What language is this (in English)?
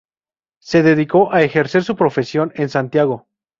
Spanish